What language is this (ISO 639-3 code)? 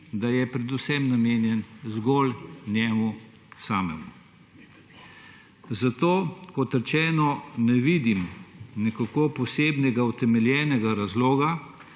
slv